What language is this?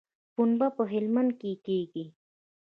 Pashto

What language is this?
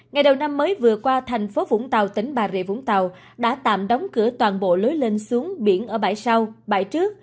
Vietnamese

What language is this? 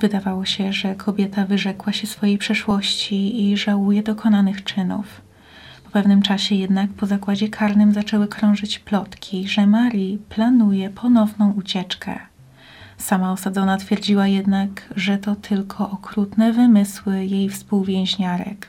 Polish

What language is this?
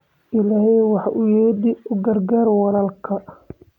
Somali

